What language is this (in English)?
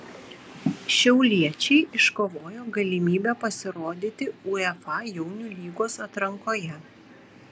Lithuanian